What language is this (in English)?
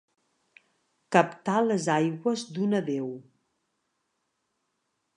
Catalan